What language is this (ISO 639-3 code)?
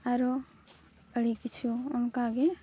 sat